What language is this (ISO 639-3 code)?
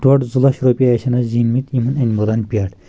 kas